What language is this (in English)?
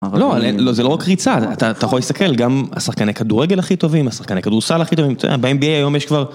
Hebrew